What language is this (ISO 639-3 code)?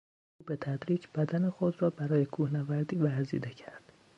fas